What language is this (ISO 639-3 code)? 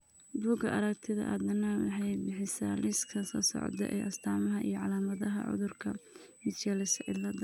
som